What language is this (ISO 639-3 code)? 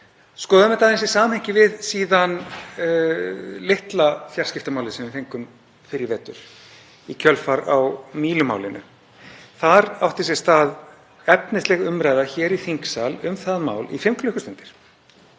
isl